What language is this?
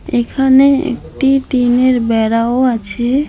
Bangla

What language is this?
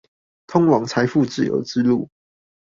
Chinese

